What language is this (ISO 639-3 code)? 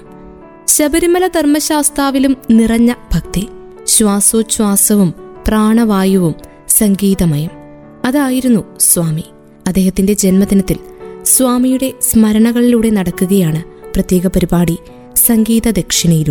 mal